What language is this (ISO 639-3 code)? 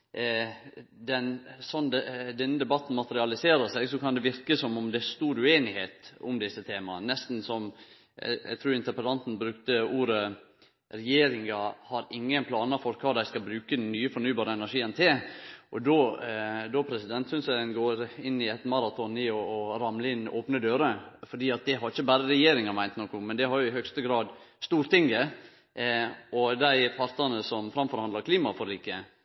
nno